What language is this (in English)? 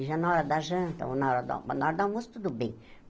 Portuguese